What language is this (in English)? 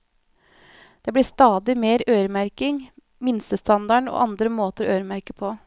Norwegian